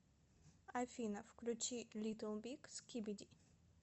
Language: Russian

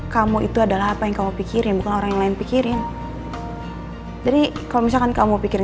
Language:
Indonesian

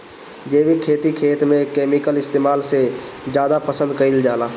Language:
Bhojpuri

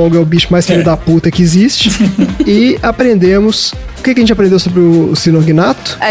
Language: Portuguese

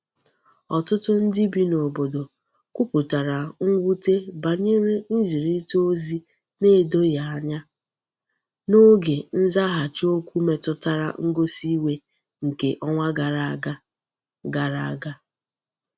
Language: Igbo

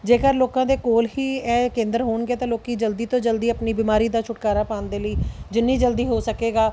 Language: Punjabi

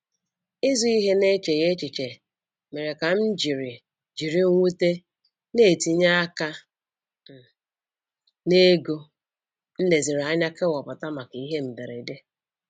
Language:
Igbo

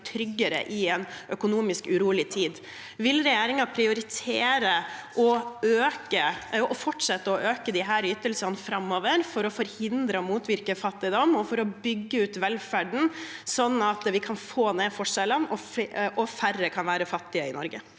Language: Norwegian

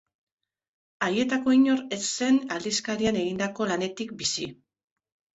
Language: Basque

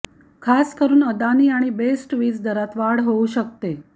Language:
Marathi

